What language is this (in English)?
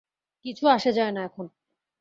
Bangla